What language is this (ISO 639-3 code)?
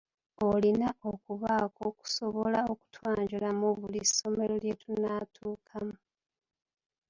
lug